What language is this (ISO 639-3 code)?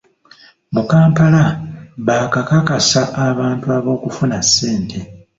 lug